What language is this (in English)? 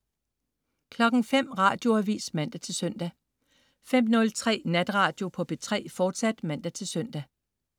Danish